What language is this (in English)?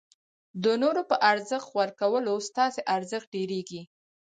Pashto